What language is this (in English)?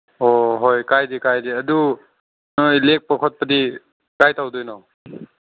Manipuri